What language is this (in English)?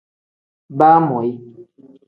Tem